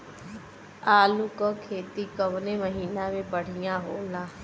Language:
Bhojpuri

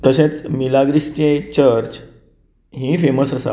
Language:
Konkani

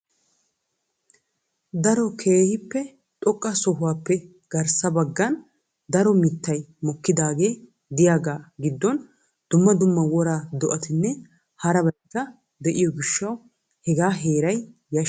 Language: Wolaytta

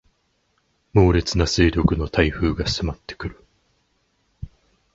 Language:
Japanese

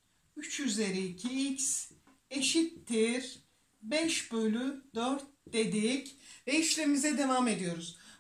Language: Turkish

